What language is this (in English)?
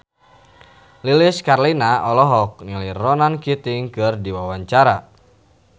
Sundanese